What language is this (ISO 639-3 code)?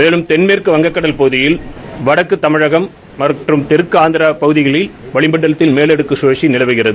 tam